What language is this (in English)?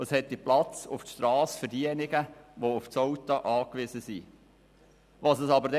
Swiss German